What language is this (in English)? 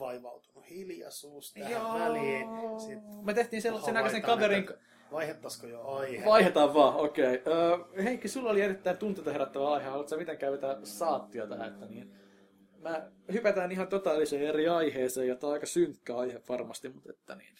Finnish